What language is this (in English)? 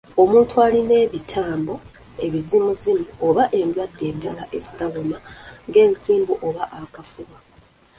Ganda